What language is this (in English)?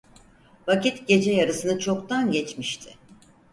Turkish